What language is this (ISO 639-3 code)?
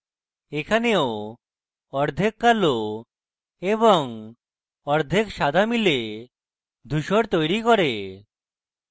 ben